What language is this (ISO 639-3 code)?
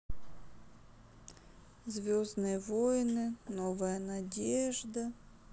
rus